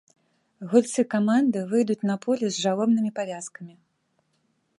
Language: Belarusian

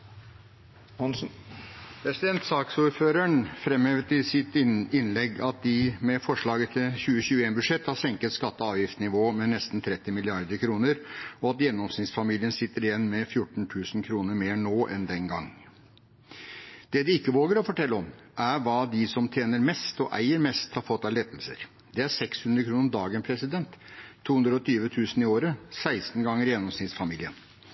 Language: Norwegian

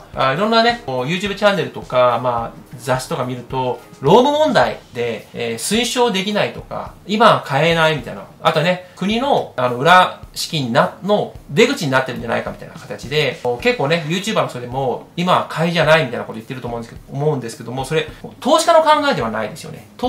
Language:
Japanese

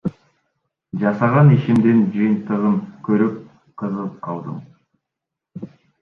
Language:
Kyrgyz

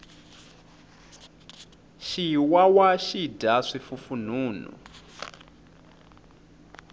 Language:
Tsonga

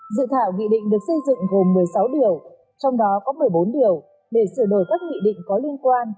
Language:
Vietnamese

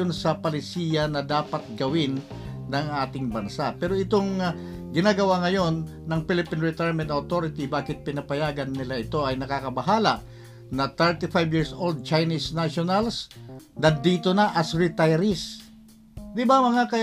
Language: Filipino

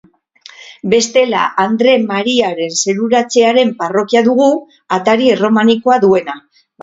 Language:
Basque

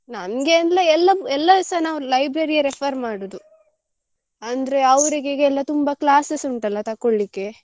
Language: Kannada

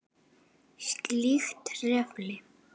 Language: Icelandic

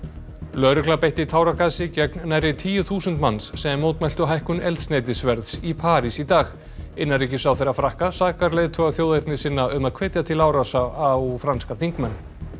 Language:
Icelandic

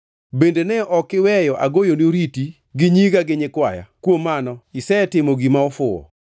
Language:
Luo (Kenya and Tanzania)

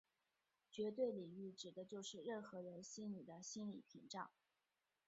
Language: Chinese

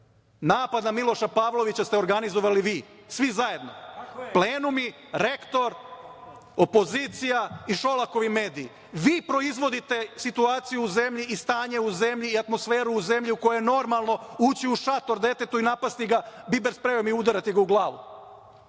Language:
Serbian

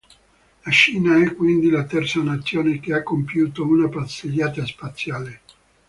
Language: Italian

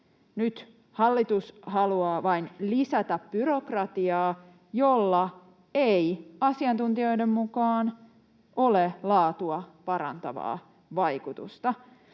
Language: Finnish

